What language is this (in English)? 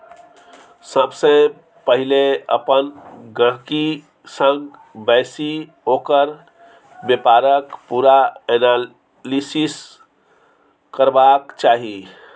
Maithili